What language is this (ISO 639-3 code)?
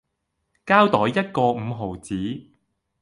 yue